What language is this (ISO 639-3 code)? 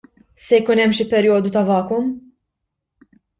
mlt